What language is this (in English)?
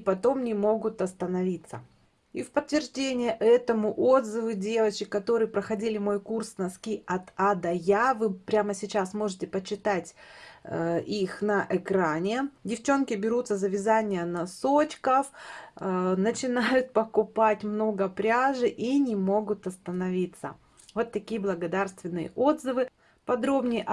Russian